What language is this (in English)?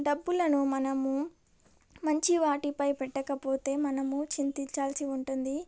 Telugu